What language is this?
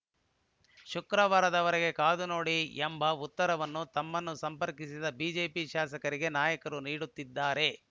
Kannada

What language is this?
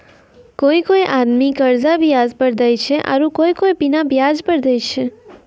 Maithili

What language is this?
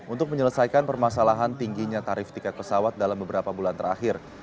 Indonesian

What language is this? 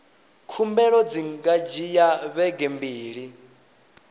Venda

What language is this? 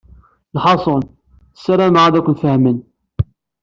Kabyle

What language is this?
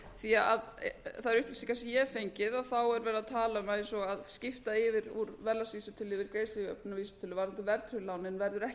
Icelandic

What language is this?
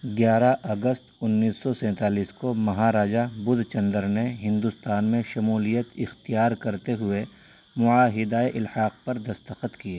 Urdu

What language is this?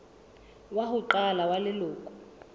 Southern Sotho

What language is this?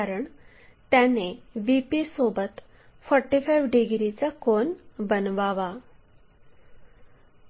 Marathi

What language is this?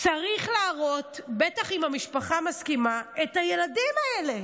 Hebrew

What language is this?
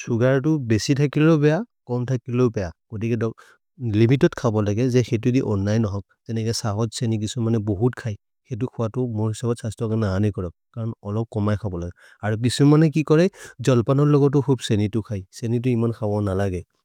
Maria (India)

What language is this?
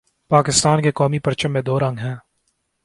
Urdu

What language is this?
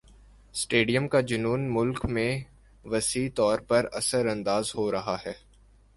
Urdu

